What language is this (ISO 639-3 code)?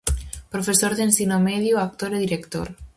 glg